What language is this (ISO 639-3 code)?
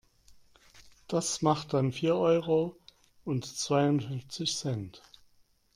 deu